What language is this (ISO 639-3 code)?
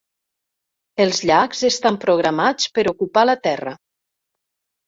cat